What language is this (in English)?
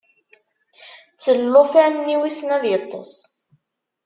Kabyle